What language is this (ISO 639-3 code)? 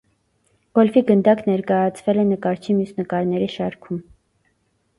hye